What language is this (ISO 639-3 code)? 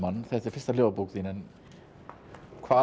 isl